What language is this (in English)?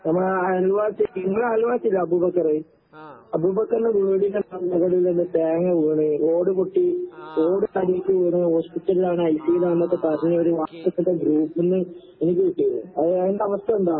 Malayalam